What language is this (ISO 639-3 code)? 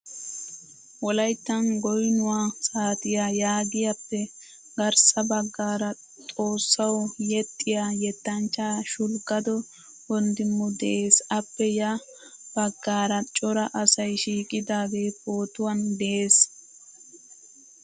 wal